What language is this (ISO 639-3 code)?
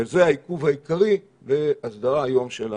heb